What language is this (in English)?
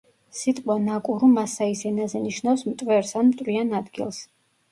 Georgian